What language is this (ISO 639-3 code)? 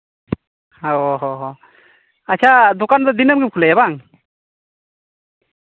sat